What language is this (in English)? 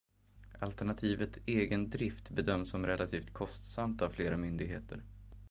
Swedish